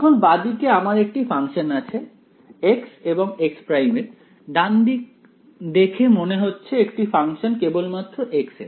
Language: Bangla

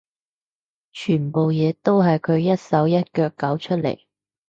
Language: Cantonese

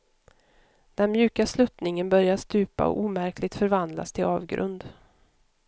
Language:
Swedish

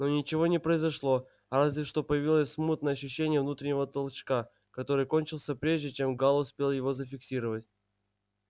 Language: Russian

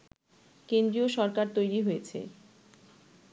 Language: Bangla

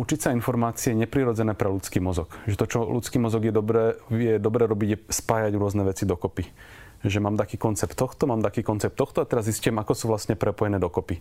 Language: Slovak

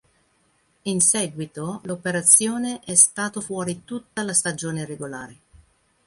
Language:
Italian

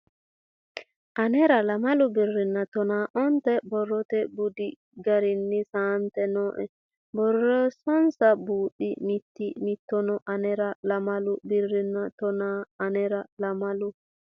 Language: Sidamo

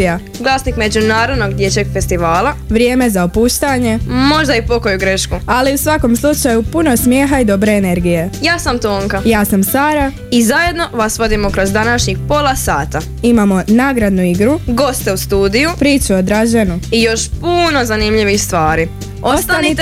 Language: Croatian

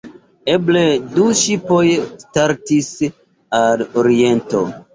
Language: Esperanto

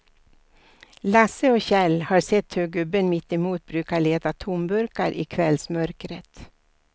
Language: Swedish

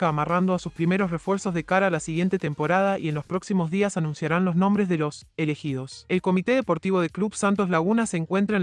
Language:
Spanish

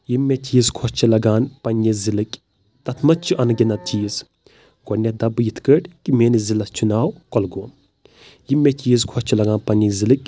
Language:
Kashmiri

